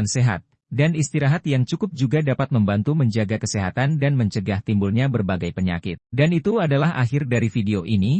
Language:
Indonesian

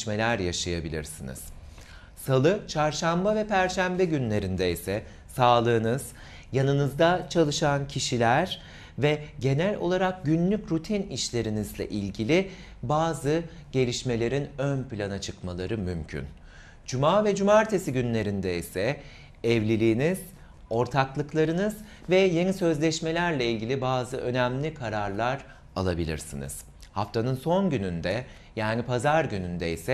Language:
Turkish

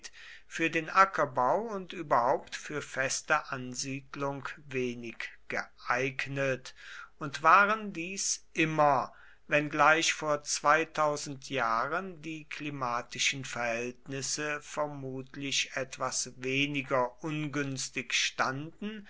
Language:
German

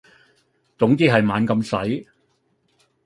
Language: Cantonese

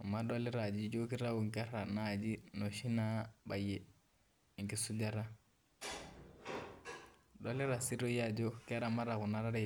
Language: Masai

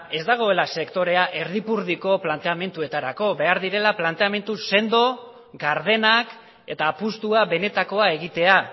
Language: Basque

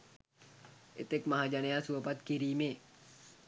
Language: Sinhala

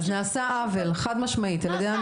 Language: Hebrew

